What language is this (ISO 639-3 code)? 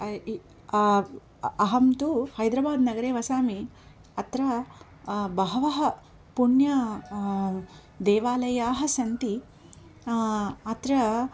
san